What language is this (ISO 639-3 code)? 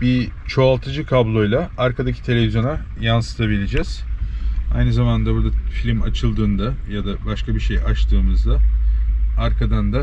tur